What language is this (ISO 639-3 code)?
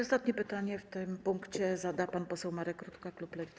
pol